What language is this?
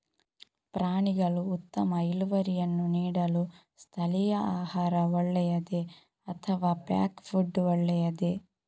Kannada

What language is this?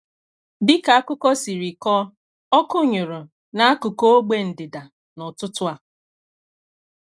Igbo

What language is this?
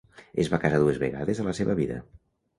Catalan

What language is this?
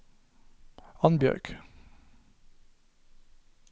Norwegian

